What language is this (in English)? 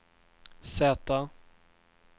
Swedish